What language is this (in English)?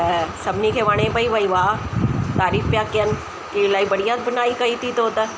Sindhi